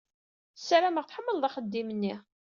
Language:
Kabyle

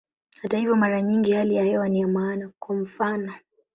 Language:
Swahili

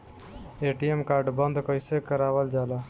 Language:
Bhojpuri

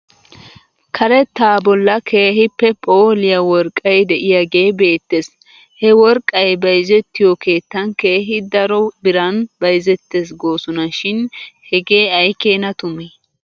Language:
Wolaytta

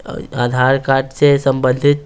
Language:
Hindi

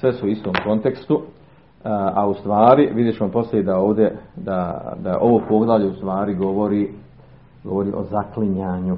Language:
Croatian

